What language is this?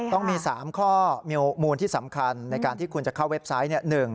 Thai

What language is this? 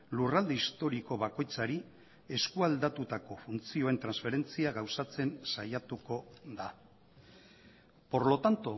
Basque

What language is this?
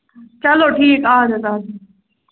Kashmiri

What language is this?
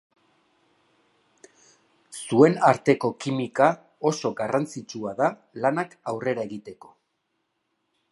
Basque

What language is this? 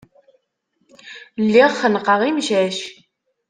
Kabyle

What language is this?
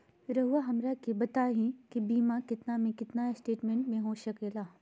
Magahi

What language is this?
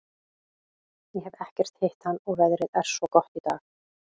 Icelandic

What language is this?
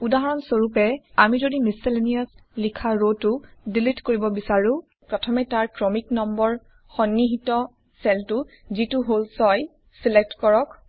Assamese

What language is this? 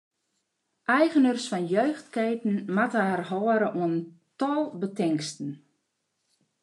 Western Frisian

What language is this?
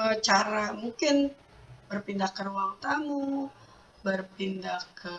Indonesian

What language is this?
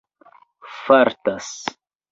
Esperanto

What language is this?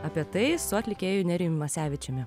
Lithuanian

